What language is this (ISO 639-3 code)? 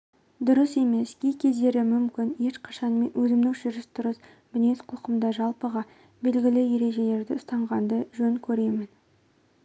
kaz